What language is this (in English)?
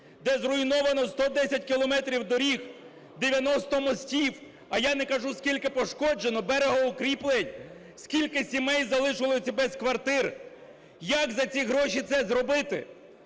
Ukrainian